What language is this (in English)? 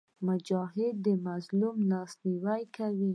Pashto